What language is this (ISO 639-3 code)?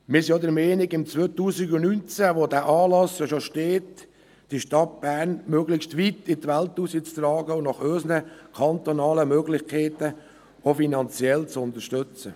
gsw